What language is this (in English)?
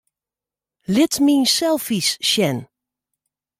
Western Frisian